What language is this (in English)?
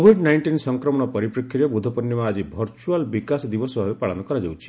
Odia